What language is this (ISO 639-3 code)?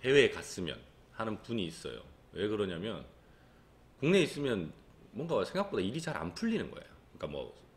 kor